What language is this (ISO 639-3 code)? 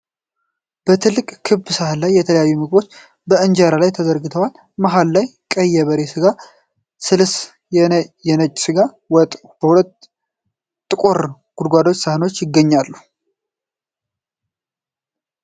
amh